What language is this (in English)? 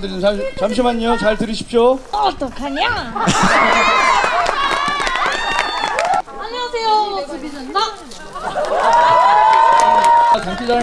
Korean